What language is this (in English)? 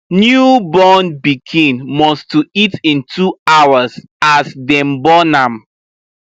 Nigerian Pidgin